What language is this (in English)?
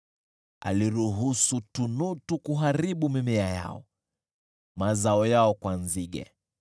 Swahili